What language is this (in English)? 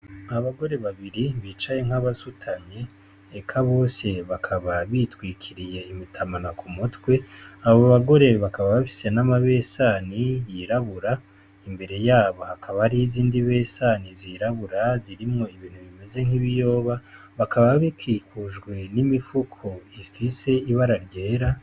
Rundi